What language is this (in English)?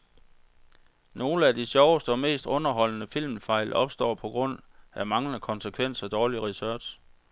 Danish